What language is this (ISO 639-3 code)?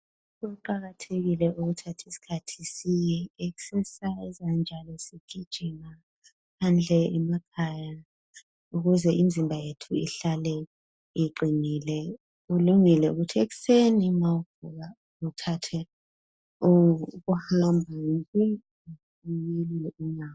nde